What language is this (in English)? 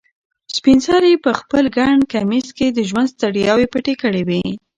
Pashto